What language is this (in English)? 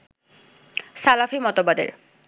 Bangla